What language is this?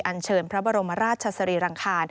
Thai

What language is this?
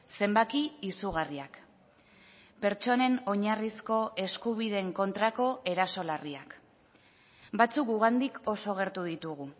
Basque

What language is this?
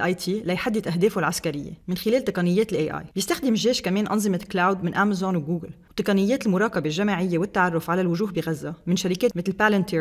Arabic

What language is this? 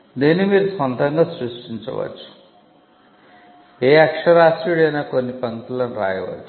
Telugu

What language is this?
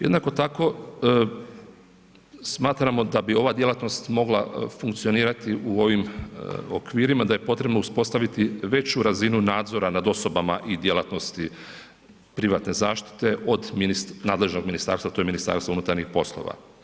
Croatian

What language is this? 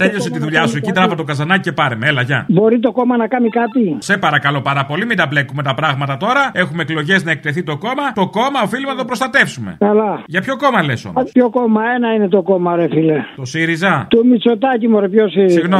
Greek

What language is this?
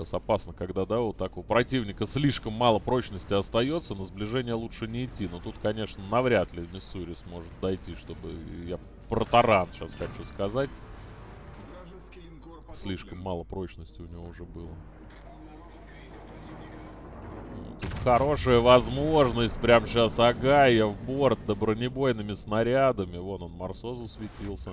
Russian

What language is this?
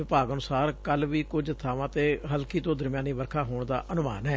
Punjabi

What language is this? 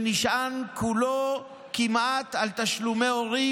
Hebrew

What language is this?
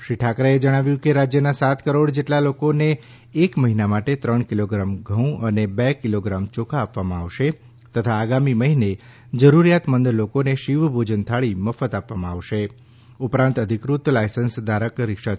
Gujarati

